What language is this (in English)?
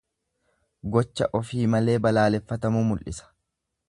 Oromo